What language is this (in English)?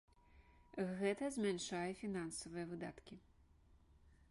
Belarusian